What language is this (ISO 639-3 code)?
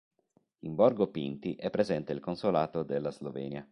ita